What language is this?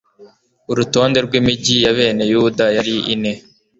Kinyarwanda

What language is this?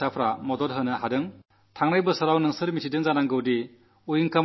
Malayalam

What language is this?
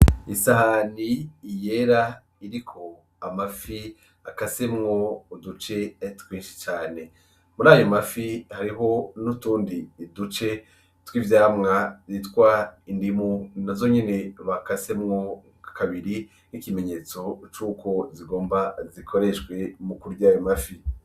Rundi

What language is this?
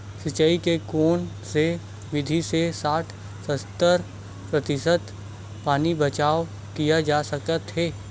Chhattisgarhi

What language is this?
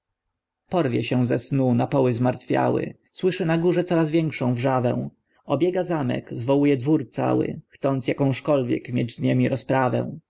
Polish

